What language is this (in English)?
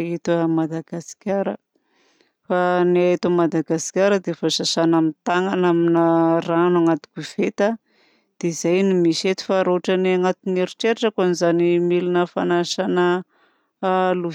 Southern Betsimisaraka Malagasy